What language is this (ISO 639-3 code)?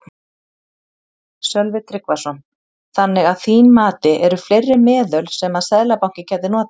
isl